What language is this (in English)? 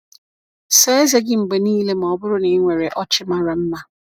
Igbo